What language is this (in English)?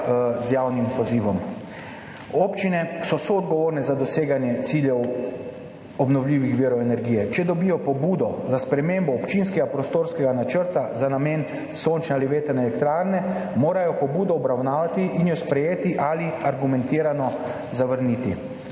Slovenian